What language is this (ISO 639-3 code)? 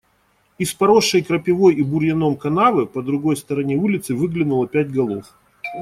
rus